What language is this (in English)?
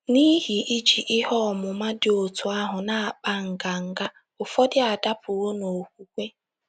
Igbo